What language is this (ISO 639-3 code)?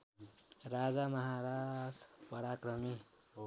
nep